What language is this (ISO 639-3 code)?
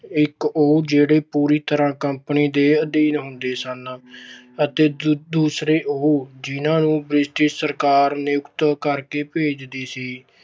pan